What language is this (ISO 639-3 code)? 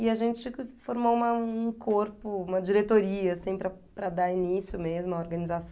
por